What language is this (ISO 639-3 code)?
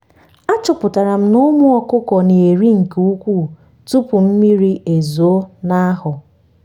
ibo